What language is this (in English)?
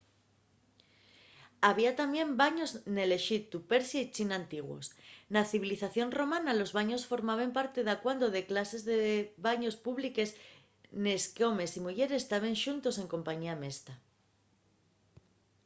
Asturian